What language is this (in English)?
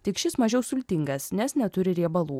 Lithuanian